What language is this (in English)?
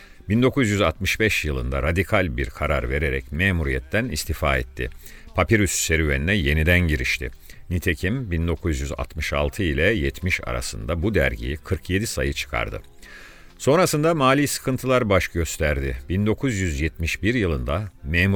Turkish